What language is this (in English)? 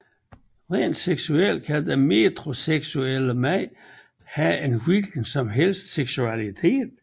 Danish